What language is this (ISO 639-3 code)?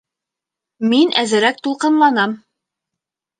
bak